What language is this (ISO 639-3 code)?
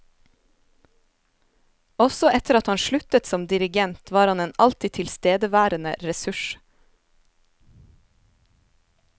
nor